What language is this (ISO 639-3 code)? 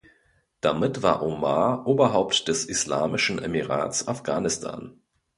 deu